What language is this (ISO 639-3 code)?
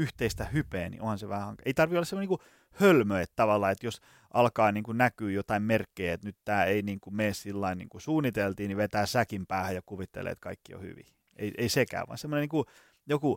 fin